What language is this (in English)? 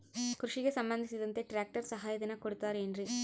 Kannada